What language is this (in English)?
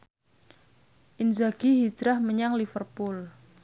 Javanese